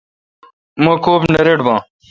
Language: Kalkoti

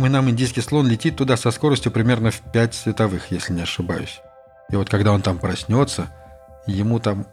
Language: Russian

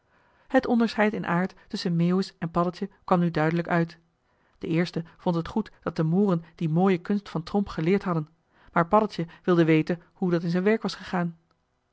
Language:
Dutch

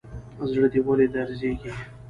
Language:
Pashto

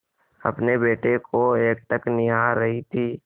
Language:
Hindi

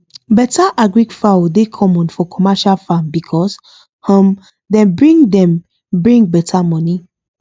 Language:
Nigerian Pidgin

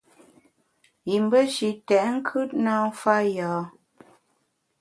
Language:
Bamun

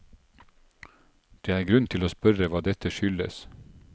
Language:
Norwegian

